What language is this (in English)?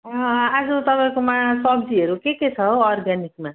Nepali